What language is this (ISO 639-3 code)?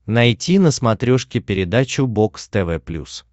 rus